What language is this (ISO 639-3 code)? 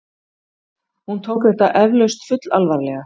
isl